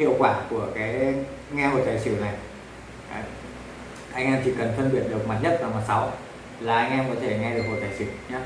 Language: Vietnamese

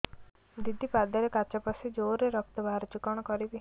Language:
Odia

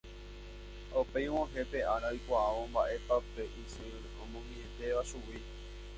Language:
Guarani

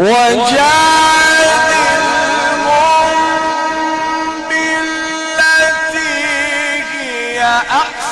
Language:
Arabic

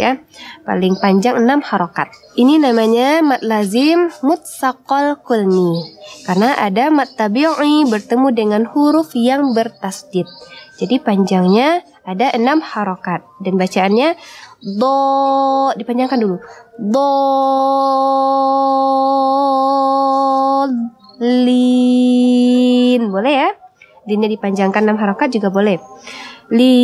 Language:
Indonesian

